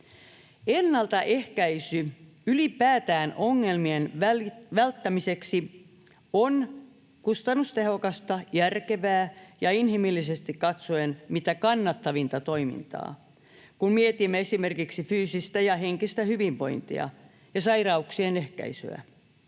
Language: Finnish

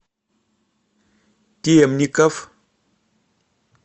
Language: Russian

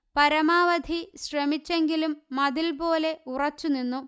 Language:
Malayalam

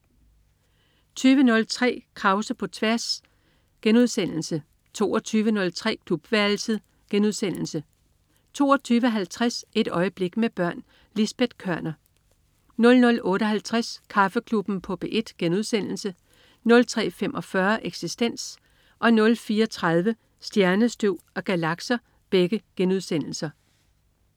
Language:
Danish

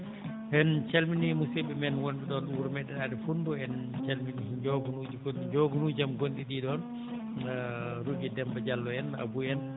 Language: Fula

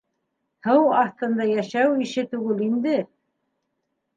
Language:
Bashkir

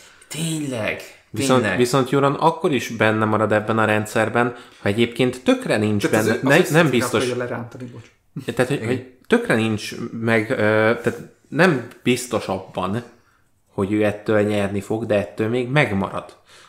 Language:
Hungarian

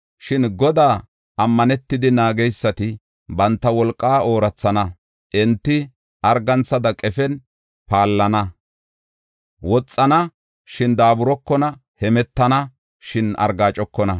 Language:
Gofa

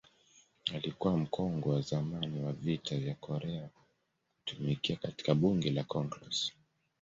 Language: Swahili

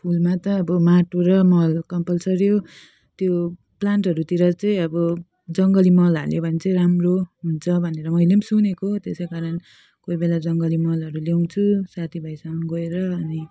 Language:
Nepali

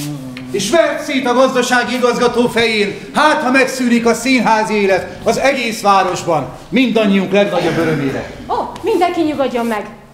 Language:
Hungarian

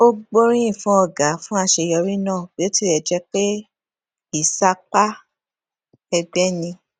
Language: Yoruba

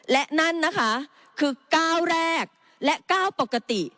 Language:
Thai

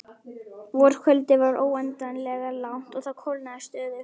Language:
Icelandic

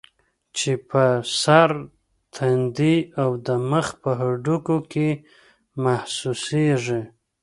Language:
Pashto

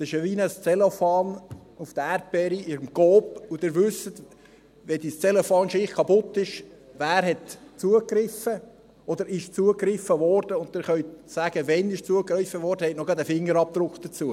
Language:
Swiss German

